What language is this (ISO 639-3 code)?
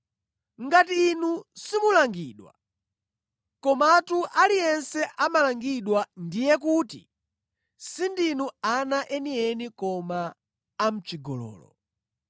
nya